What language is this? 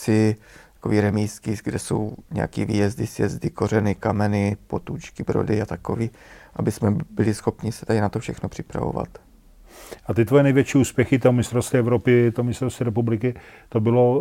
Czech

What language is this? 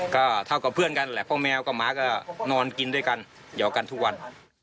Thai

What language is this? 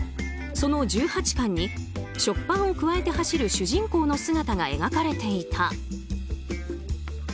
Japanese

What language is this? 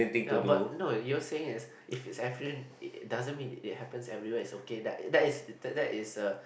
English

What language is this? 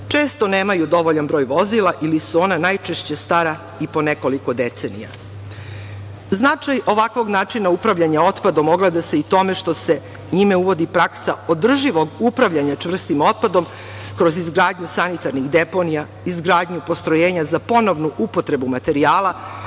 Serbian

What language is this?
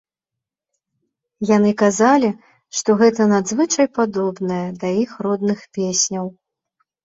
Belarusian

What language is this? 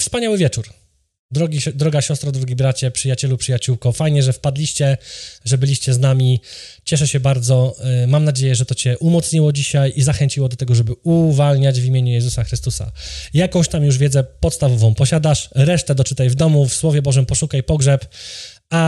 Polish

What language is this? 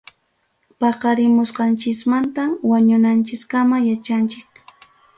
Ayacucho Quechua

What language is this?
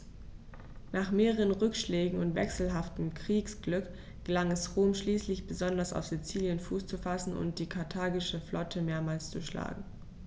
German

